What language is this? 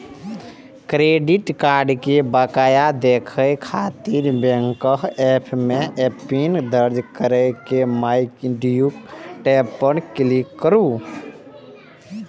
Maithili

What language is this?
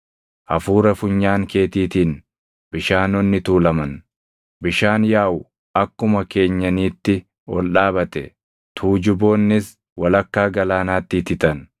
Oromo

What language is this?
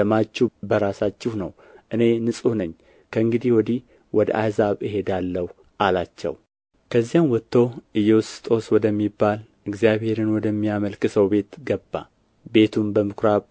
Amharic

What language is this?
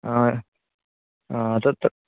Sanskrit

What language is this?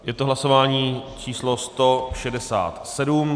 Czech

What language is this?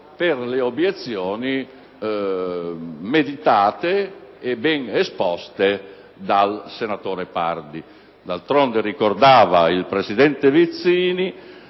Italian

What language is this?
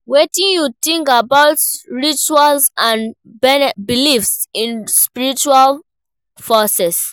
Nigerian Pidgin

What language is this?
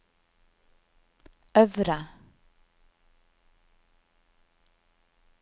Norwegian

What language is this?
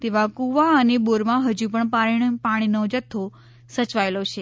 Gujarati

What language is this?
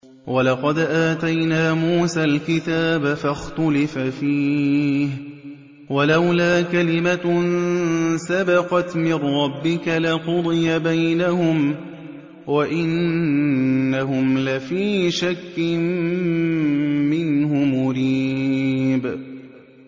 Arabic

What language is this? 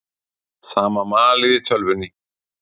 Icelandic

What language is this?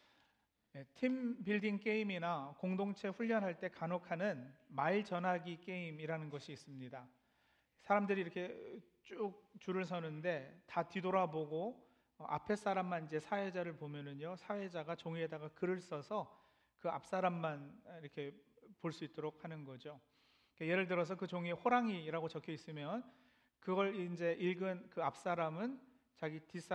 Korean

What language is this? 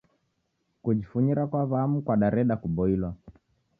Taita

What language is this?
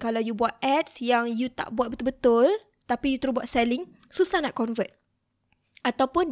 Malay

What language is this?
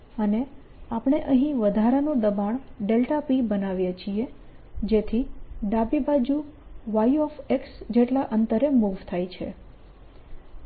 Gujarati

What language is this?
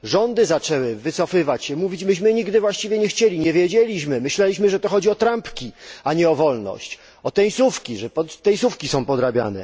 Polish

